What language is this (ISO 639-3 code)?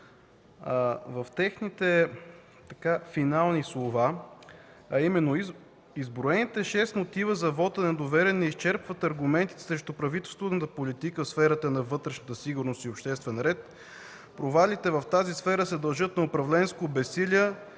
bul